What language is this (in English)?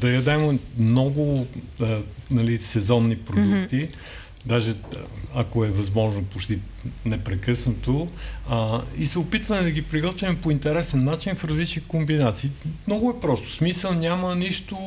Bulgarian